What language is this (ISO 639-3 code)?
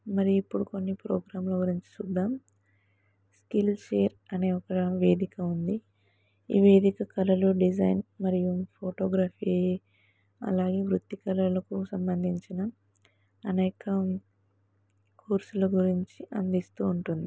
tel